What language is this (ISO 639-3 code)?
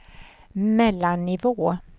swe